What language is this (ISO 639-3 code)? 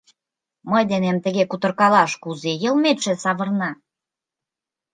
chm